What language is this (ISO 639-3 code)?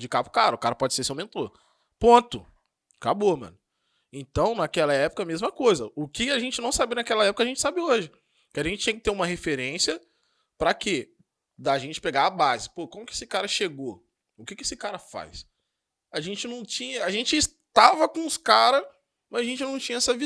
por